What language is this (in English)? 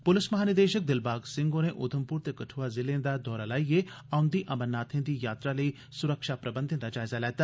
Dogri